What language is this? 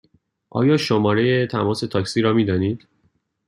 Persian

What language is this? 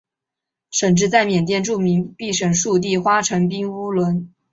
Chinese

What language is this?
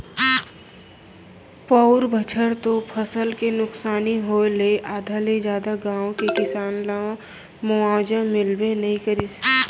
Chhattisgarhi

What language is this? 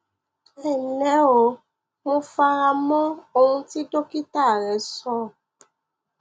Yoruba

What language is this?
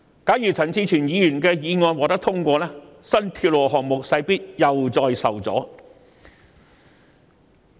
Cantonese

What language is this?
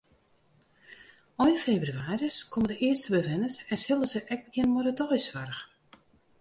Western Frisian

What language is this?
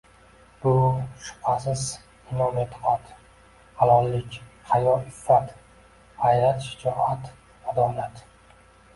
Uzbek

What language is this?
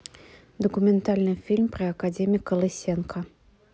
Russian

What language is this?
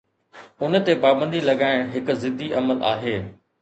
Sindhi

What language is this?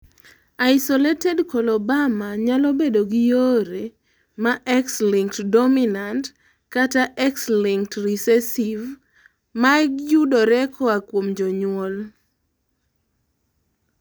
Luo (Kenya and Tanzania)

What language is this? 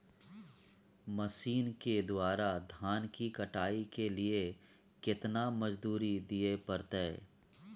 Maithili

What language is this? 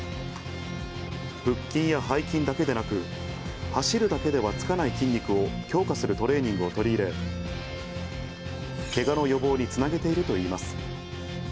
Japanese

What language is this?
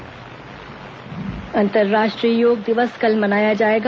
Hindi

